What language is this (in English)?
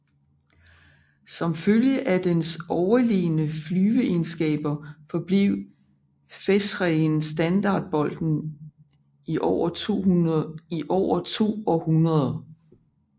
Danish